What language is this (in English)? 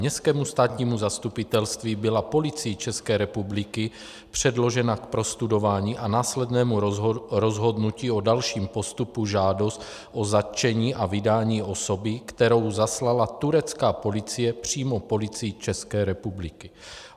Czech